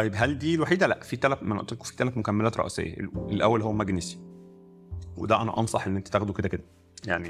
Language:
Arabic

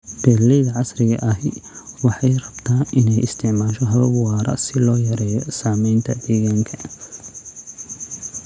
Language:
Somali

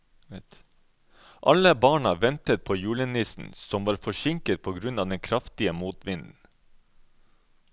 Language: Norwegian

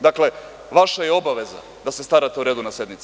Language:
Serbian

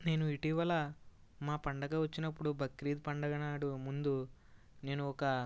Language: Telugu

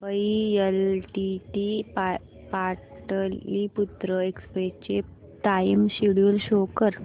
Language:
Marathi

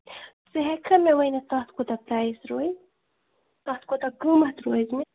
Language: Kashmiri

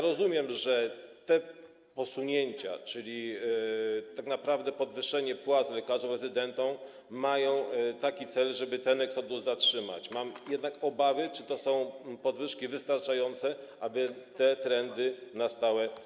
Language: Polish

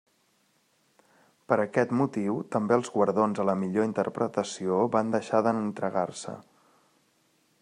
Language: Catalan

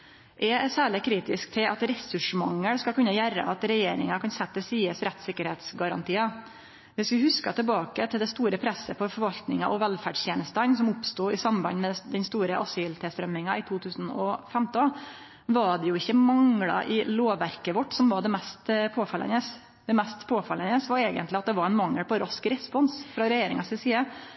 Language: Norwegian Nynorsk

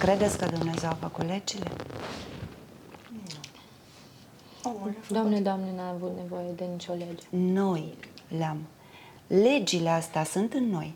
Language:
Romanian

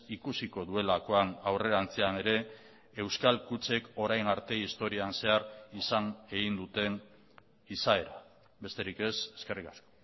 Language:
Basque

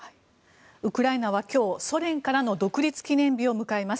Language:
Japanese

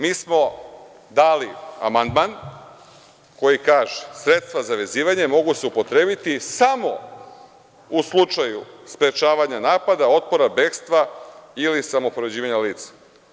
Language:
Serbian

